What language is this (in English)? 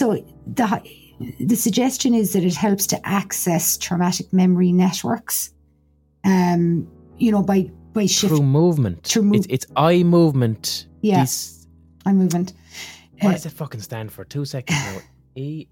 English